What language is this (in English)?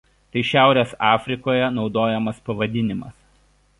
Lithuanian